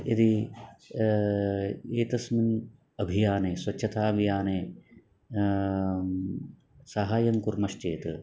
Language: Sanskrit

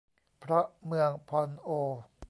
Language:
Thai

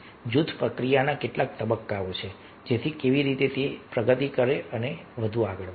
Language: Gujarati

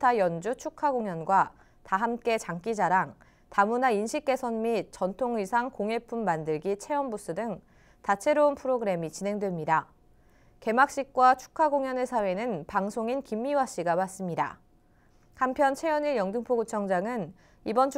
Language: Korean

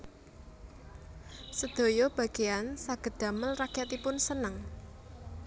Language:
Javanese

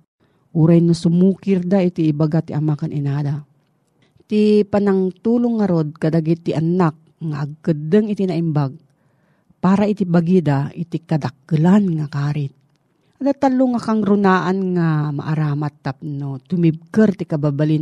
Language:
Filipino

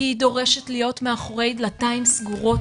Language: Hebrew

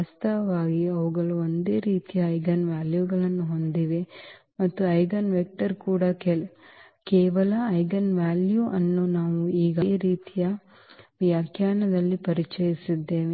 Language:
Kannada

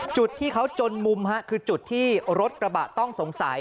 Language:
Thai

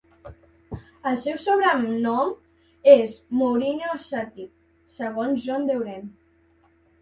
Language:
Catalan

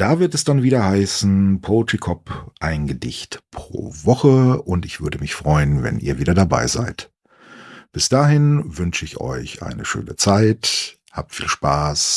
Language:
German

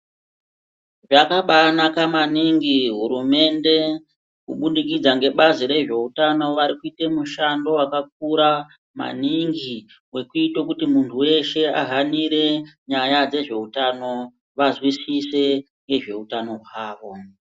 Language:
Ndau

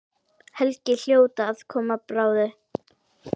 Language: Icelandic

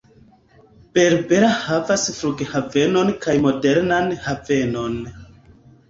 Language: Esperanto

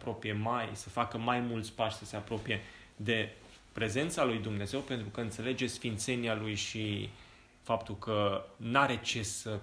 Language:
Romanian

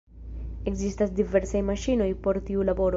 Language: Esperanto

